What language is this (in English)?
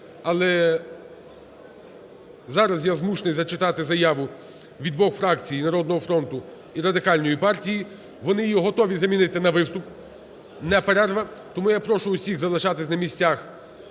Ukrainian